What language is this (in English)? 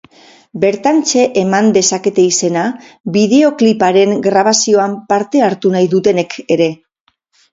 Basque